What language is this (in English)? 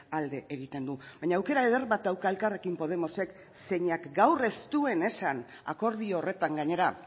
Basque